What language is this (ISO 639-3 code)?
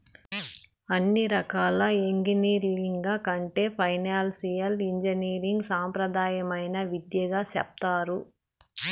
tel